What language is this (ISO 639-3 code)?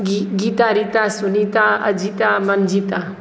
mai